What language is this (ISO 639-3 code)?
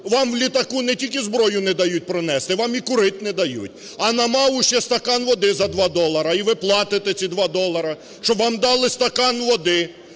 ukr